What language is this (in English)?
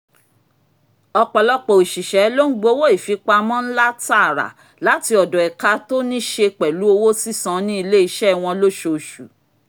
Yoruba